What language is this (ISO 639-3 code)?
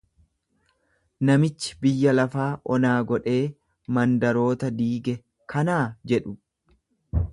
orm